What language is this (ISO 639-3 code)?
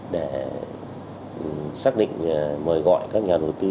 vie